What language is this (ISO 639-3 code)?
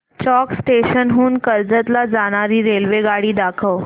mar